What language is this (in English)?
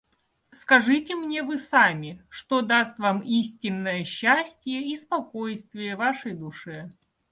Russian